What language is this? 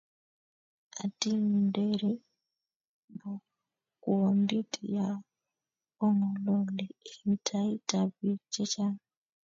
Kalenjin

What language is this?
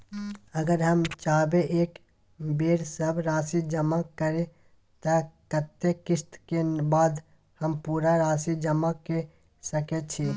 Maithili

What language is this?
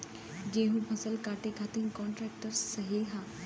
Bhojpuri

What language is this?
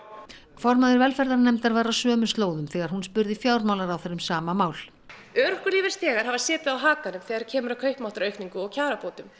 Icelandic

